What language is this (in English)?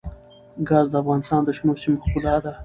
Pashto